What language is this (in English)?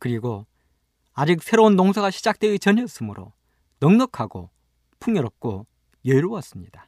Korean